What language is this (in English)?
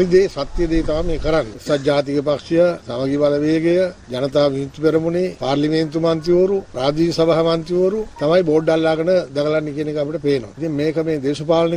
Hindi